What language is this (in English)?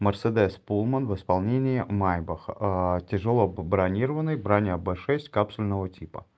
Russian